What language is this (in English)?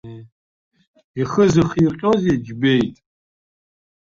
Abkhazian